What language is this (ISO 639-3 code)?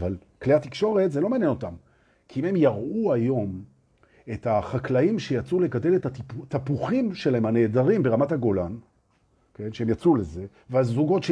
heb